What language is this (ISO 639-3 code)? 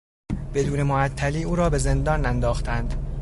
fas